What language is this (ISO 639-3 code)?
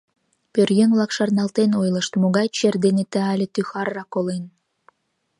chm